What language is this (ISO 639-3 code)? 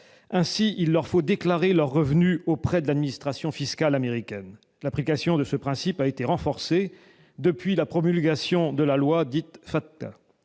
fra